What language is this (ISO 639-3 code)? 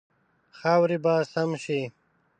pus